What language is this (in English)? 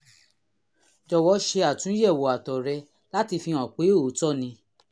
Yoruba